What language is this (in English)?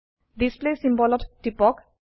Assamese